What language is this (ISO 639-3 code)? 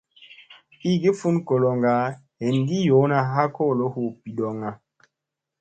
mse